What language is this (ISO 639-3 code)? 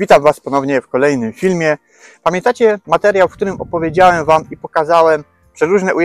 pol